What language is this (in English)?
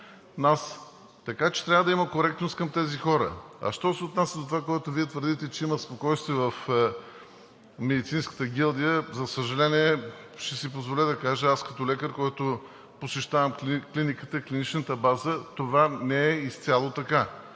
Bulgarian